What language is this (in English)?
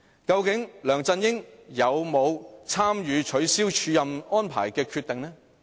Cantonese